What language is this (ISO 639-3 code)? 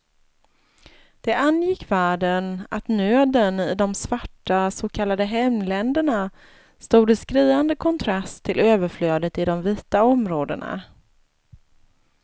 swe